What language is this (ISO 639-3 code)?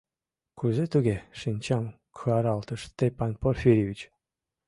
chm